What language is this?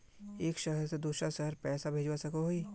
Magahi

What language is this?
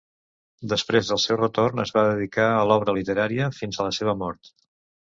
Catalan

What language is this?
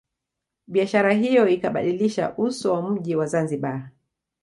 Swahili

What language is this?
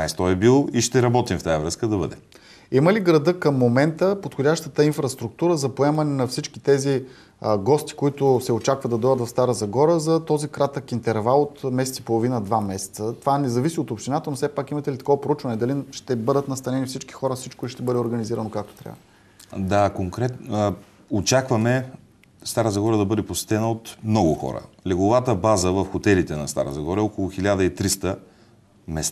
Bulgarian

